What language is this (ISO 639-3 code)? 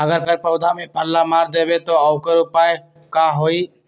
mag